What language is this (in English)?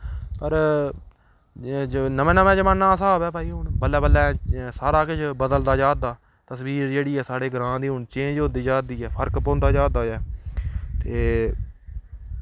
Dogri